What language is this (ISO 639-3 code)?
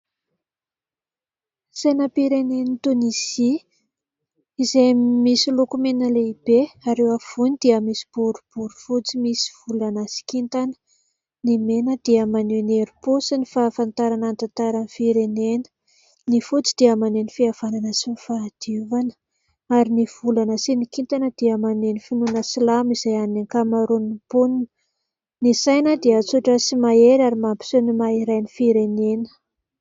mlg